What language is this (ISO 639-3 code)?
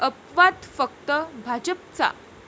mar